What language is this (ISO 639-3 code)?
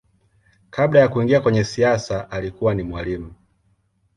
swa